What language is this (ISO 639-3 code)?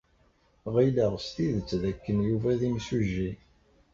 kab